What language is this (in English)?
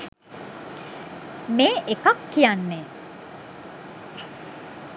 Sinhala